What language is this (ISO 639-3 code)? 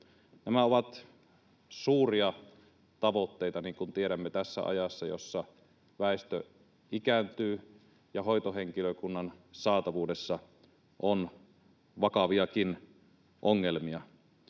fin